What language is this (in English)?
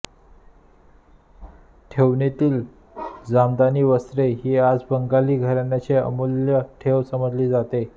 Marathi